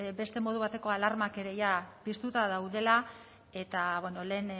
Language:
Basque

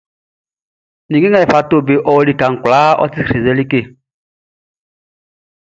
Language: Baoulé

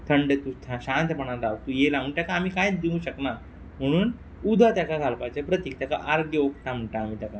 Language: Konkani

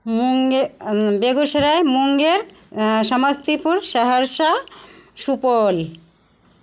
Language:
Maithili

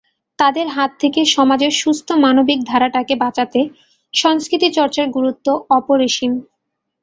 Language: Bangla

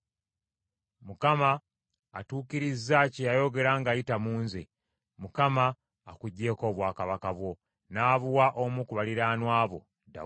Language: Ganda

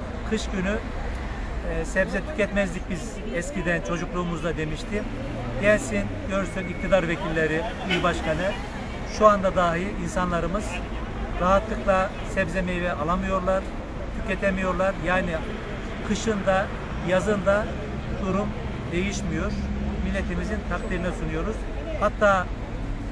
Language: Turkish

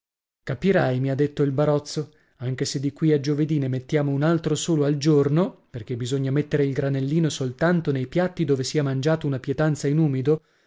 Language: Italian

